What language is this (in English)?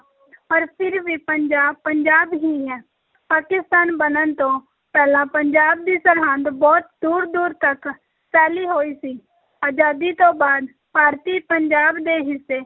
Punjabi